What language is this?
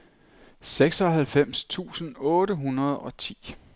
Danish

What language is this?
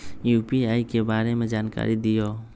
Magahi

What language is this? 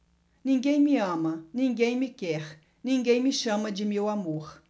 Portuguese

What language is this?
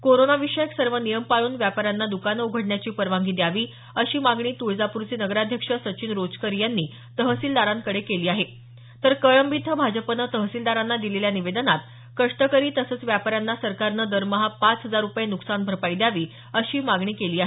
Marathi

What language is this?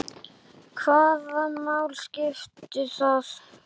Icelandic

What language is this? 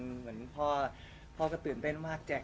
Thai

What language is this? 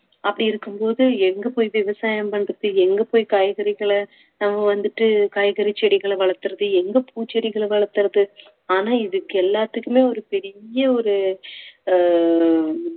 Tamil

